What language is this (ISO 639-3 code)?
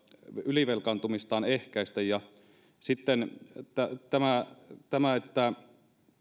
fin